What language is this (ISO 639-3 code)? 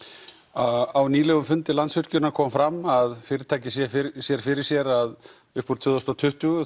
isl